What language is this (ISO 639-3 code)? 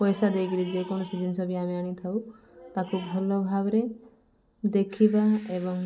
ori